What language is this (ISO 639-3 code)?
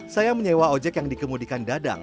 ind